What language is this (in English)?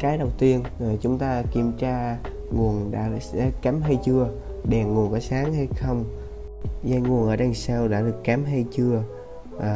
Vietnamese